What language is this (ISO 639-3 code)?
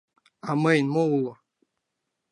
chm